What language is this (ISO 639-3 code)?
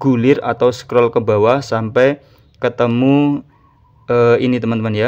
ind